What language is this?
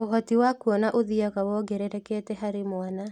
Kikuyu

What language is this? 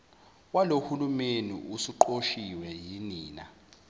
Zulu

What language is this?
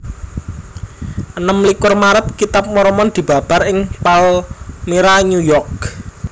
Javanese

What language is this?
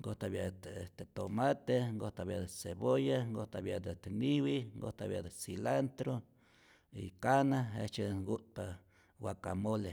Rayón Zoque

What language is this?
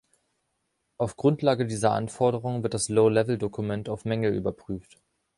German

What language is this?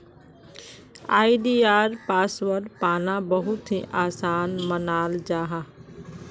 Magahi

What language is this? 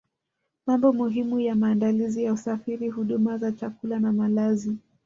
Swahili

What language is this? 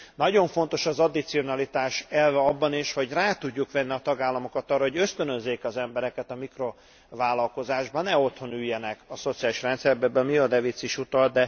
Hungarian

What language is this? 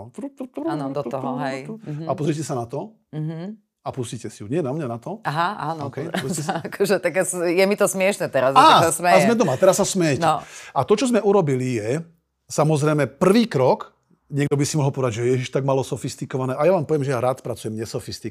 Slovak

